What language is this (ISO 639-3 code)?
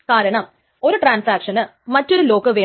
mal